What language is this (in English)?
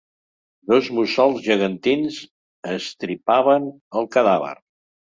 Catalan